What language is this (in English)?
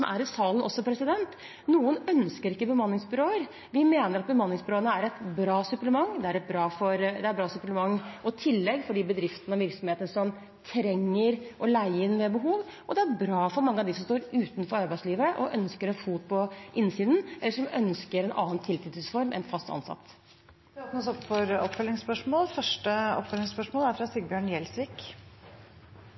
Norwegian